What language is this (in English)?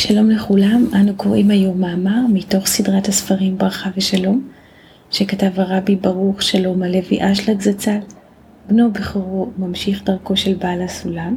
Hebrew